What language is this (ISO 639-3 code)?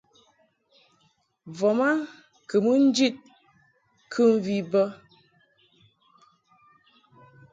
mhk